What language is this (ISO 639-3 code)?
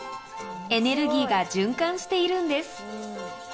jpn